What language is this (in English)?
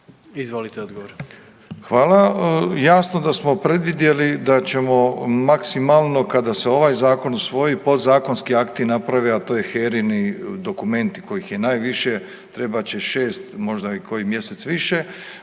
Croatian